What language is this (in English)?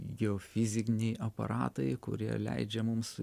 Lithuanian